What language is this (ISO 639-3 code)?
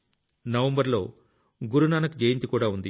tel